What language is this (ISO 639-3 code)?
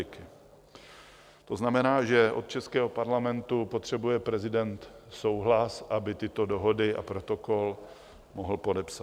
ces